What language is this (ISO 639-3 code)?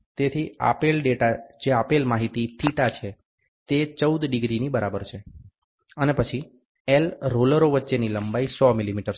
guj